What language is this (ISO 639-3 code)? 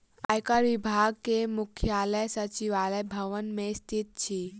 mai